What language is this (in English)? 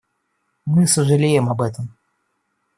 Russian